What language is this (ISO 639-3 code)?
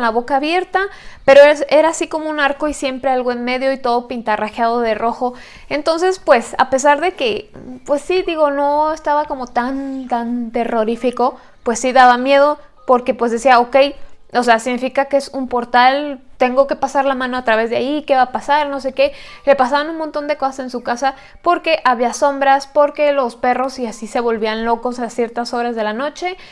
spa